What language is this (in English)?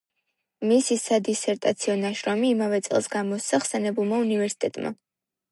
Georgian